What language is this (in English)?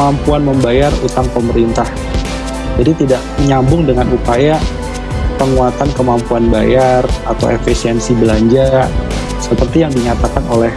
Indonesian